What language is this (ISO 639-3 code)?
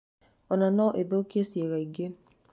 kik